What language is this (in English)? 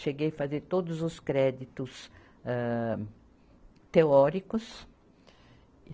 Portuguese